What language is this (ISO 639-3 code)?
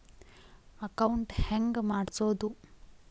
kan